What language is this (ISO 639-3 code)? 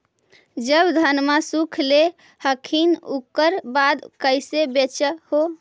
mag